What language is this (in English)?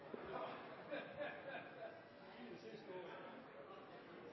Norwegian Bokmål